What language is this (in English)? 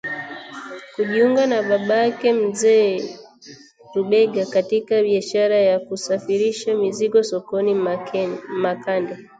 Swahili